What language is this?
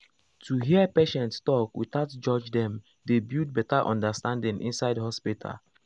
Nigerian Pidgin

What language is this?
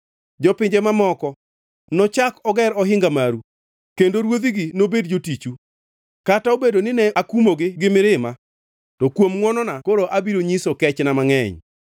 Luo (Kenya and Tanzania)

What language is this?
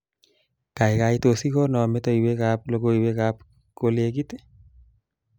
Kalenjin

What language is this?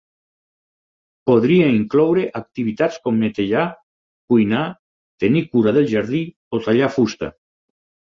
Catalan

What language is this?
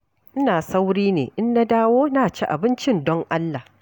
Hausa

